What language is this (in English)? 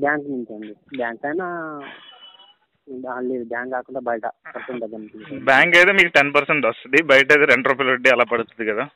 Telugu